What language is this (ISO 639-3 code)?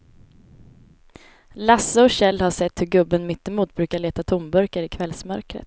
swe